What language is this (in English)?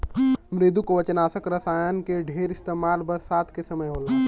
Bhojpuri